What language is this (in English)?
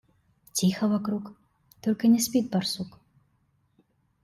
Russian